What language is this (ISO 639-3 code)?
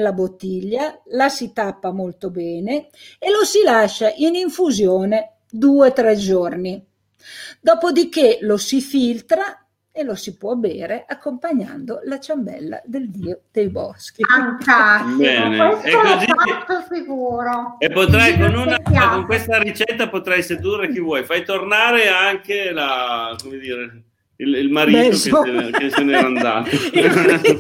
ita